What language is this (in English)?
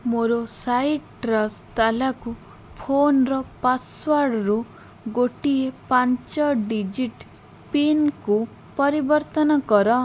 Odia